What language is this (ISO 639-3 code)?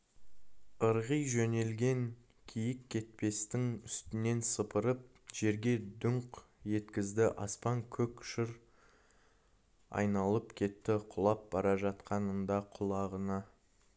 kaz